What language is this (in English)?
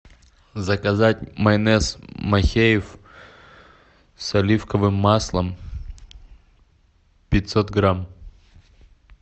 Russian